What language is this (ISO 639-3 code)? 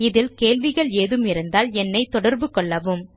tam